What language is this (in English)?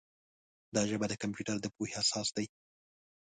Pashto